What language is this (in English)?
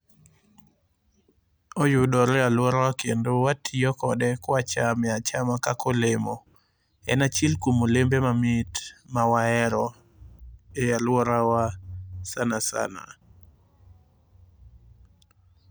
Luo (Kenya and Tanzania)